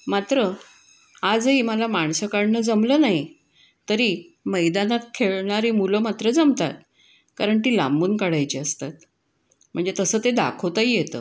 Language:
Marathi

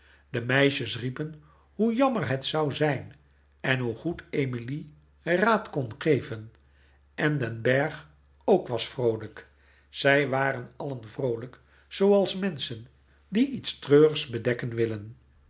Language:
Dutch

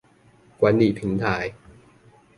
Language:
Chinese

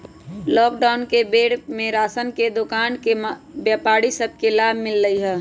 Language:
Magahi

